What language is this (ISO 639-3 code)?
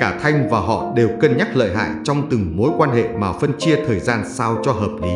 vie